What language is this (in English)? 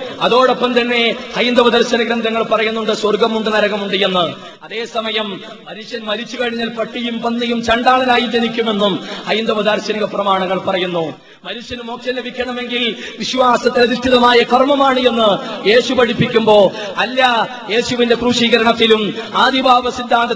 Malayalam